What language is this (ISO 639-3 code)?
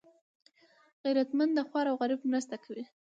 pus